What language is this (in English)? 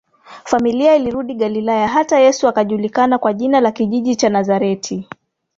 Swahili